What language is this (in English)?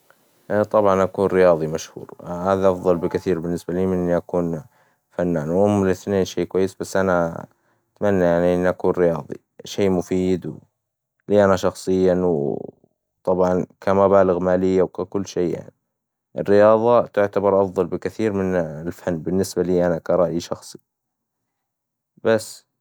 Hijazi Arabic